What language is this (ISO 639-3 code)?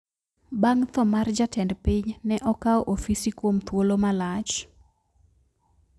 luo